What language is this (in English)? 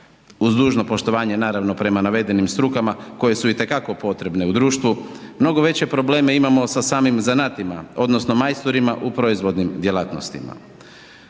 Croatian